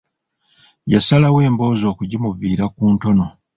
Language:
Ganda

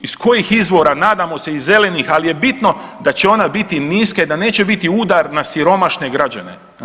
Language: Croatian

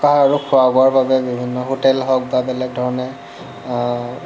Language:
Assamese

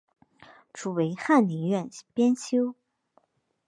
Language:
Chinese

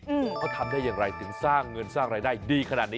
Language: Thai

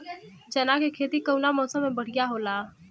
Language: Bhojpuri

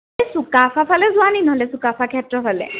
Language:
Assamese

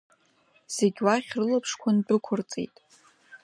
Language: Abkhazian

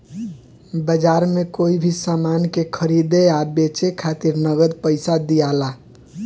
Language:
Bhojpuri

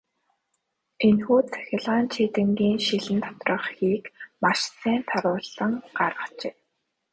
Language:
Mongolian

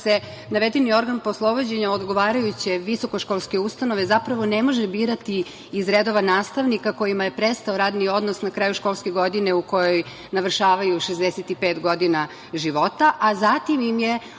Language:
Serbian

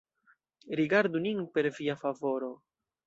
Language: Esperanto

